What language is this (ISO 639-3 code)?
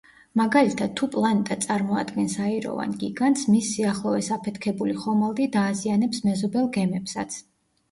kat